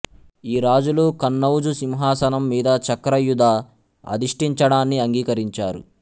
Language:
Telugu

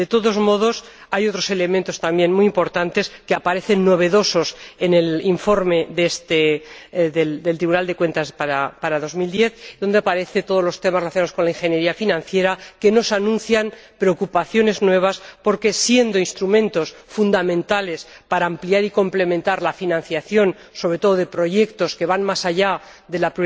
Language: Spanish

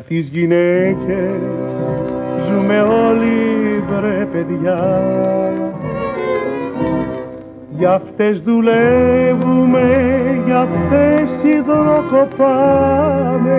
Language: Greek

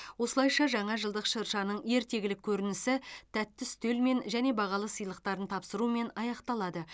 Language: Kazakh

